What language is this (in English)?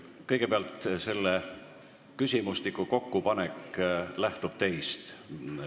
Estonian